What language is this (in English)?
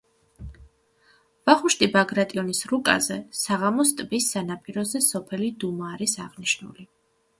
Georgian